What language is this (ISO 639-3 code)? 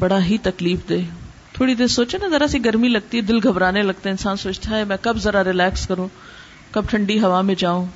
urd